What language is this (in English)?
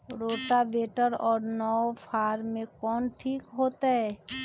Magahi